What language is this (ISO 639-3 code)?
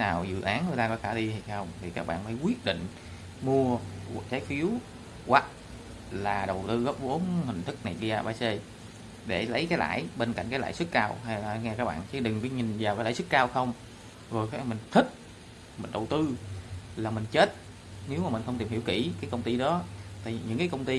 vie